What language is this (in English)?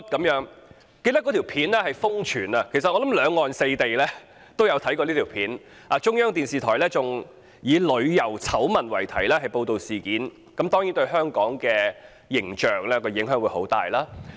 Cantonese